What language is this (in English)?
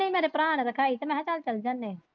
Punjabi